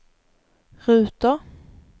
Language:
Swedish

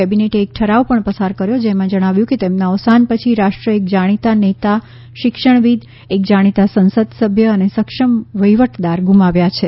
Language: Gujarati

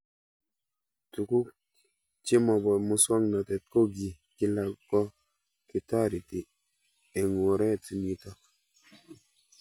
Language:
Kalenjin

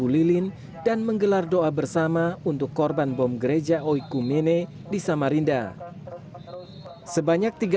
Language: Indonesian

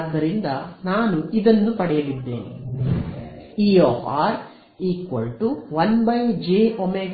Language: Kannada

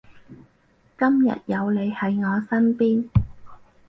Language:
Cantonese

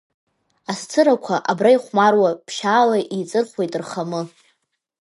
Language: Abkhazian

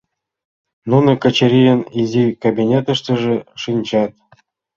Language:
Mari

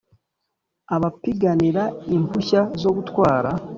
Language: Kinyarwanda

